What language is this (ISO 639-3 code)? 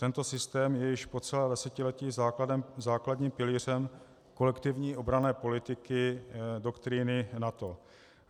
ces